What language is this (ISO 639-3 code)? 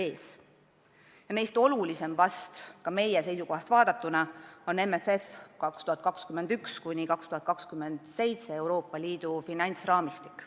est